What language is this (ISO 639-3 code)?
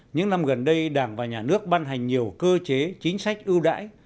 vie